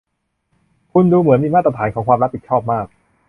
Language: Thai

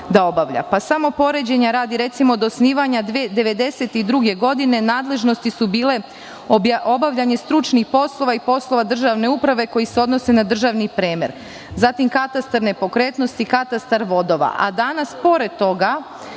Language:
Serbian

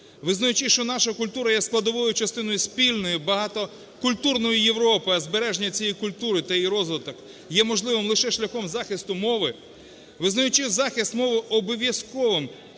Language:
Ukrainian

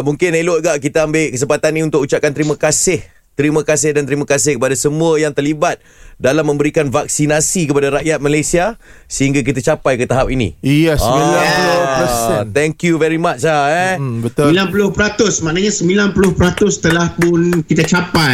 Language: Malay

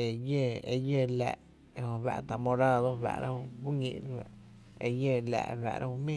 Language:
Tepinapa Chinantec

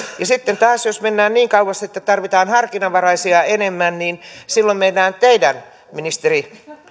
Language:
Finnish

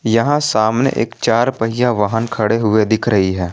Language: Hindi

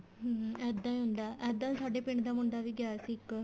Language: Punjabi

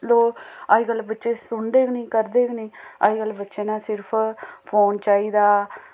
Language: Dogri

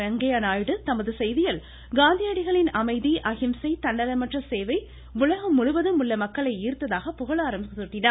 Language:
Tamil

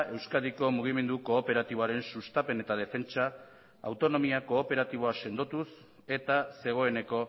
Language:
Basque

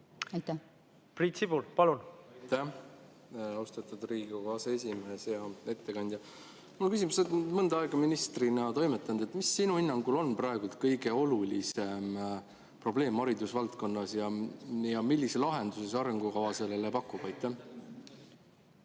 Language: Estonian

